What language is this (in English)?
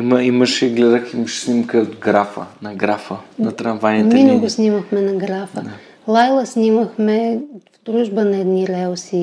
Bulgarian